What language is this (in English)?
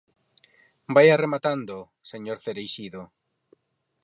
Galician